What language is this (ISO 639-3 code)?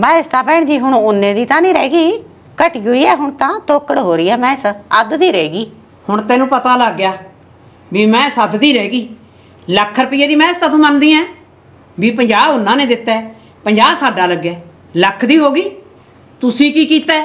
pan